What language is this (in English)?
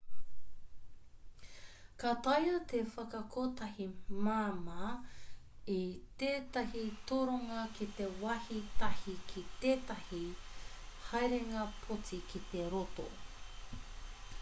Māori